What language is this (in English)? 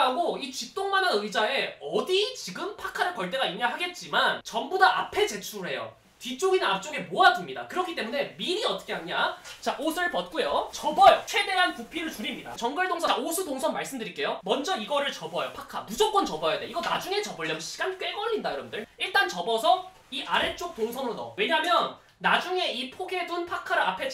Korean